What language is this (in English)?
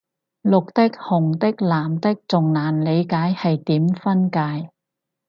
Cantonese